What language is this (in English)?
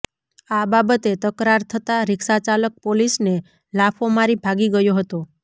Gujarati